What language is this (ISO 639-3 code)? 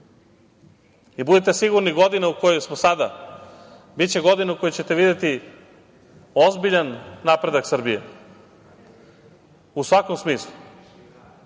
srp